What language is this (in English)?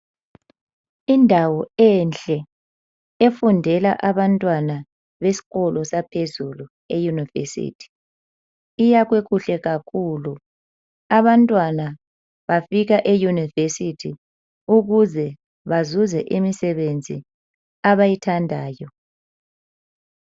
North Ndebele